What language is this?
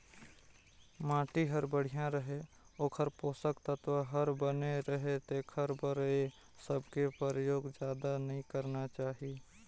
Chhattisgarhi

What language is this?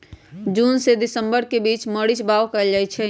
Magahi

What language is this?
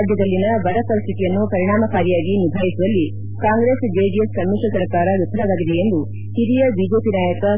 Kannada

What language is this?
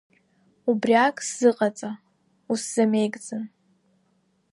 Abkhazian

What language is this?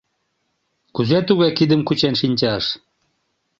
Mari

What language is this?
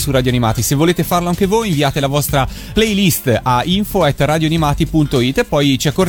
Italian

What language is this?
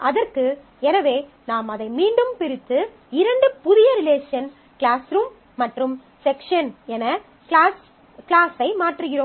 Tamil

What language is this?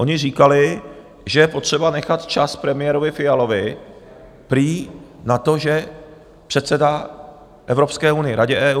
Czech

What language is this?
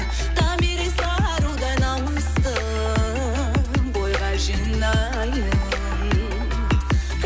Kazakh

